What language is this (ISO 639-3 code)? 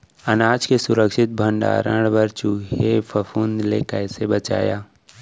hne